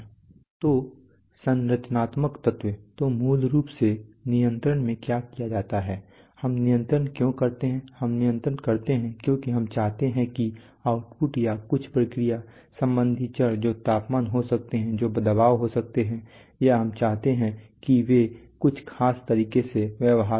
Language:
Hindi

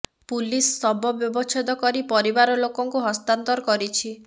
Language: Odia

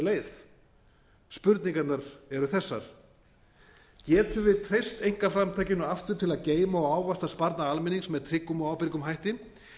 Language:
Icelandic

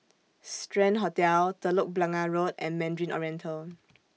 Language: English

